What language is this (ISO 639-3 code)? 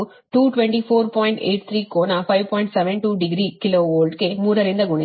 kan